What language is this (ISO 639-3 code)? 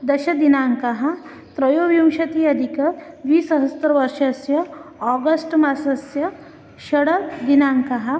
san